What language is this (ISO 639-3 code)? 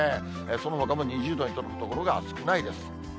jpn